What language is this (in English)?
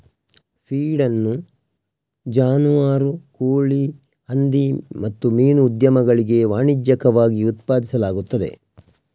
Kannada